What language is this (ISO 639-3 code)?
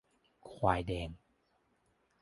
tha